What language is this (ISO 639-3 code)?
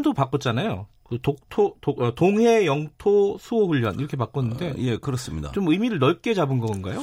kor